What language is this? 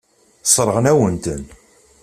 Kabyle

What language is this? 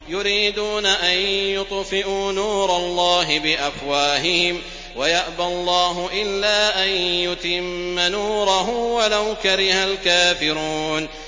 Arabic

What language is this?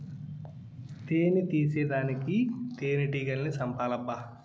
Telugu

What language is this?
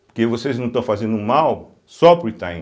Portuguese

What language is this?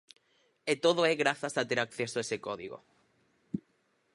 Galician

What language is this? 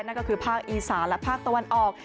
Thai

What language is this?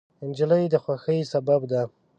Pashto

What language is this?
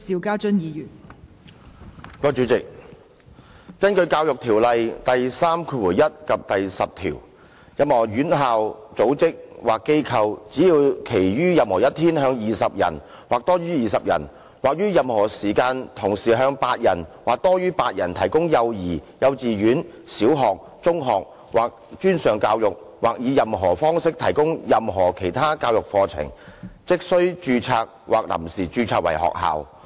Cantonese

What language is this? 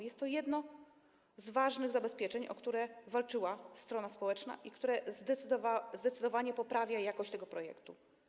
Polish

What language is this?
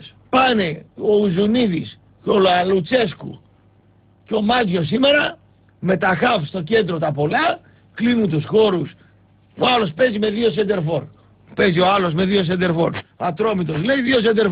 Greek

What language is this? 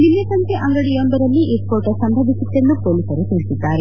Kannada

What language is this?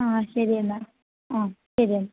Malayalam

